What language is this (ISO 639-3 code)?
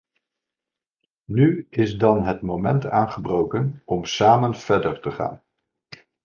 nld